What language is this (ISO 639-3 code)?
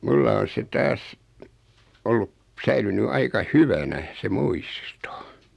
fin